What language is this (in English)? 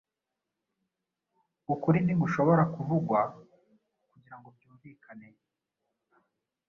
Kinyarwanda